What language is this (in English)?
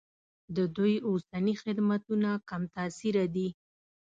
Pashto